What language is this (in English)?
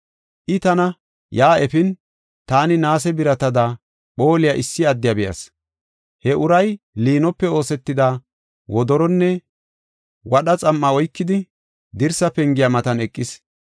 Gofa